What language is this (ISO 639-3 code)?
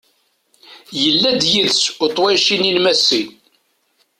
kab